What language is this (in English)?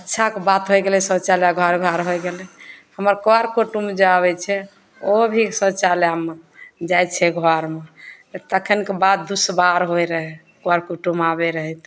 Maithili